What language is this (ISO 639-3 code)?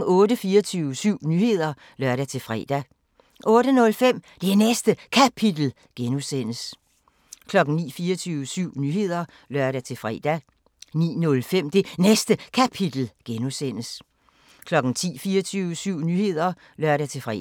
dan